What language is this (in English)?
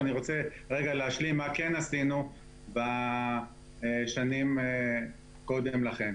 Hebrew